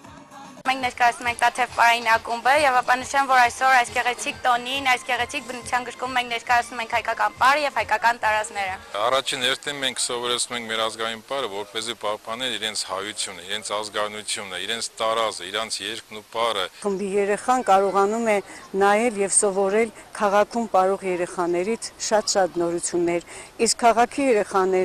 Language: Romanian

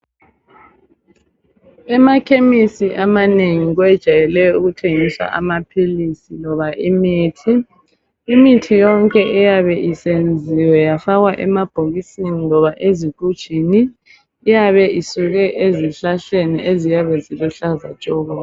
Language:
North Ndebele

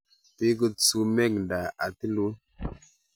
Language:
Kalenjin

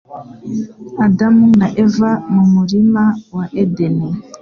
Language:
Kinyarwanda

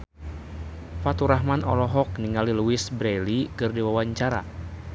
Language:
Sundanese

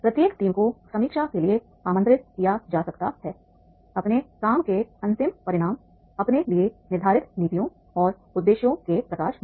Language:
Hindi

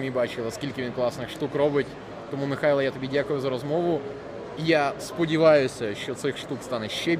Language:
Ukrainian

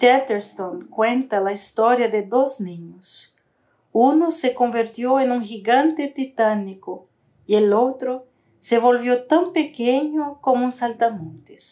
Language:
Spanish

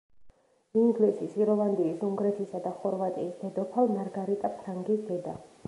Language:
Georgian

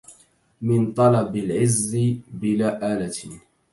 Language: Arabic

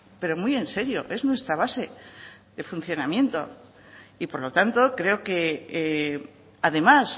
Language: Spanish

